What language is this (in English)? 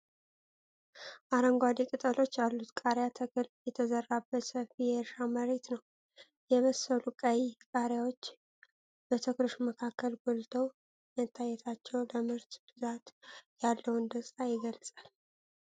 Amharic